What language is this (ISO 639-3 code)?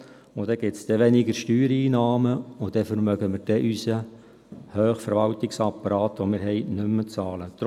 gsw